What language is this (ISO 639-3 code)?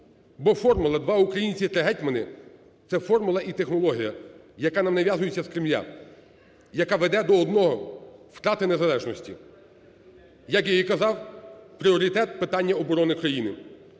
ukr